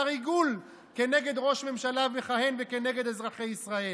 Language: Hebrew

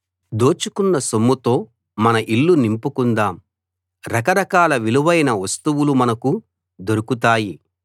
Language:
Telugu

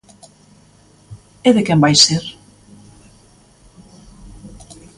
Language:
Galician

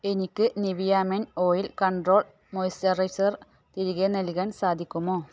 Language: Malayalam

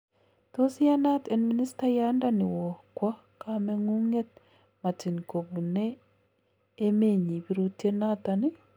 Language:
Kalenjin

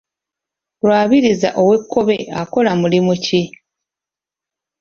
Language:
Ganda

